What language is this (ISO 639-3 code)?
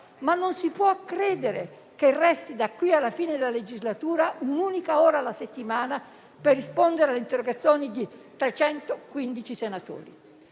ita